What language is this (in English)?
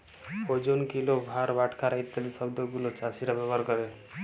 Bangla